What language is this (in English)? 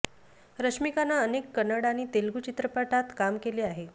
Marathi